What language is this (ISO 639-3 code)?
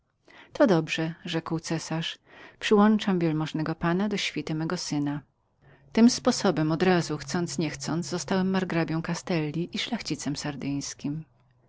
pol